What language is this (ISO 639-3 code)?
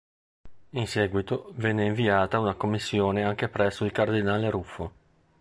ita